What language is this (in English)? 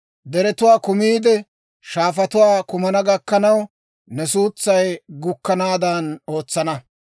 Dawro